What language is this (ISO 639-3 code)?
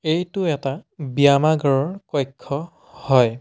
asm